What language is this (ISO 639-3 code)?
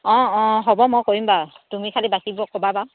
asm